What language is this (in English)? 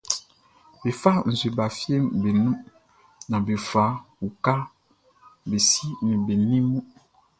Baoulé